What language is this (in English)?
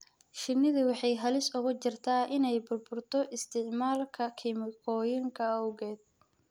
Somali